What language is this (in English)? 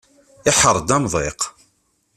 Kabyle